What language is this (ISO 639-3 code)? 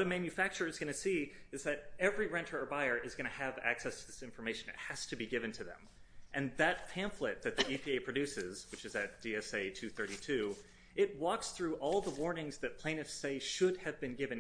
eng